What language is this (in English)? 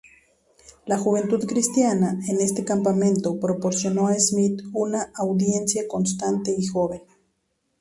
Spanish